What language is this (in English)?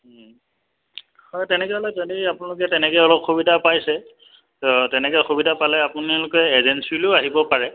Assamese